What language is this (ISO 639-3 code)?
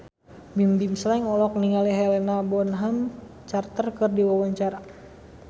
sun